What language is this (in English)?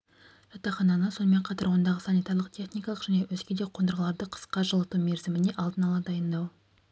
Kazakh